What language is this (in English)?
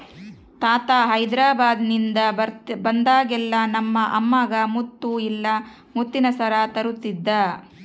Kannada